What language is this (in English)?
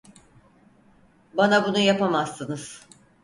Turkish